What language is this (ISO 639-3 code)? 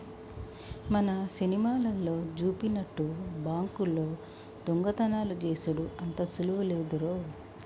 tel